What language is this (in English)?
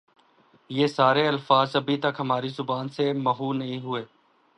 Urdu